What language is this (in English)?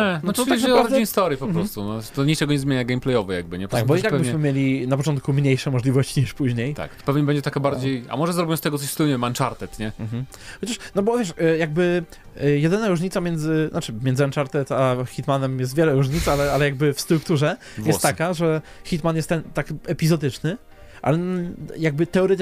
Polish